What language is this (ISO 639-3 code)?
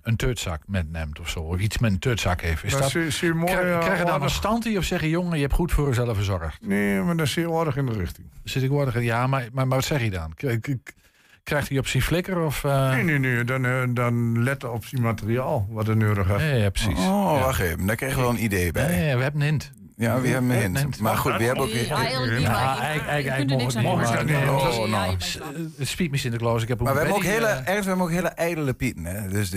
nld